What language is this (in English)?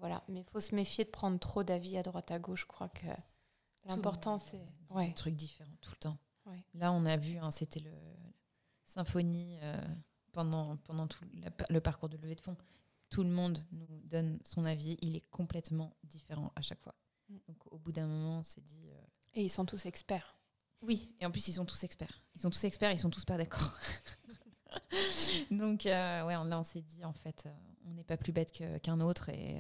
French